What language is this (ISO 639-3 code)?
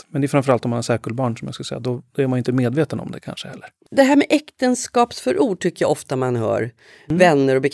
swe